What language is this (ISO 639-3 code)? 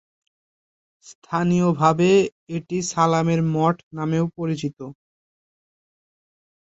ben